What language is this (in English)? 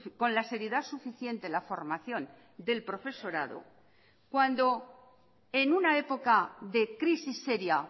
Spanish